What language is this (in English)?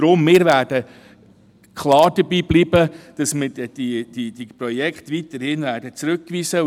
Swiss German